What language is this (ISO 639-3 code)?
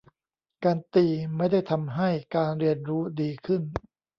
tha